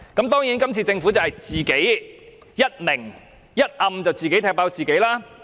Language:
Cantonese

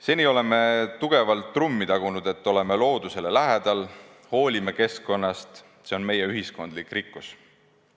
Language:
Estonian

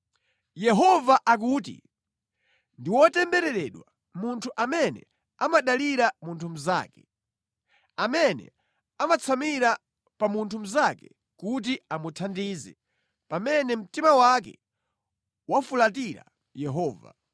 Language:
Nyanja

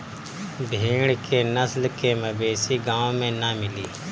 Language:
Bhojpuri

